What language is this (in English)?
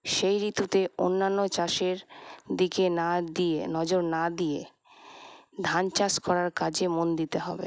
Bangla